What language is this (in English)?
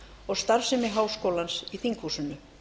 Icelandic